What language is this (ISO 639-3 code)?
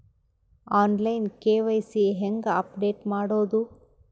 kan